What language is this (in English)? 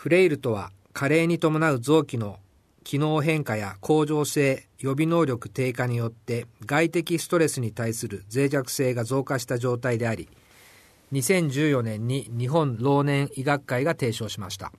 Japanese